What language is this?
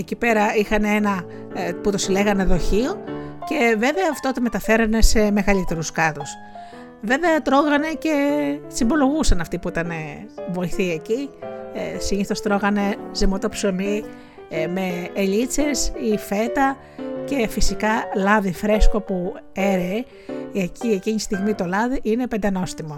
Greek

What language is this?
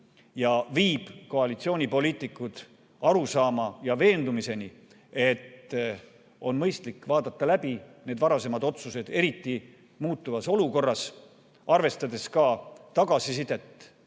Estonian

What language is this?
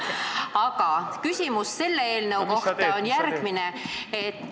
Estonian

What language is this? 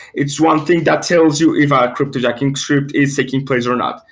English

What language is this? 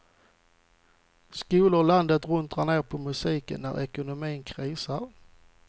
Swedish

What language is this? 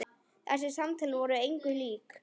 Icelandic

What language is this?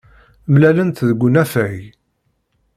Kabyle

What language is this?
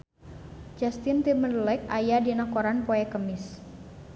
Sundanese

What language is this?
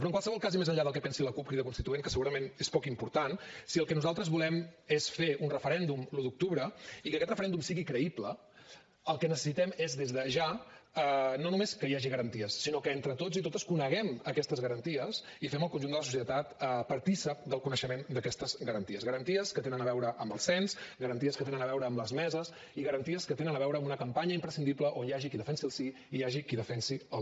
Catalan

